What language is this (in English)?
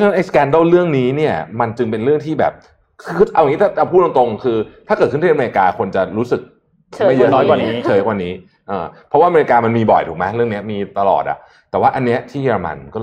Thai